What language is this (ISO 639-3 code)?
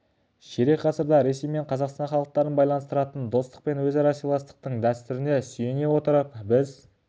kaz